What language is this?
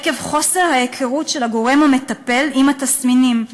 Hebrew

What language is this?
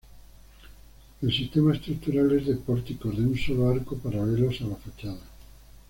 Spanish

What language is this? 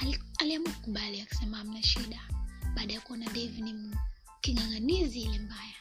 Swahili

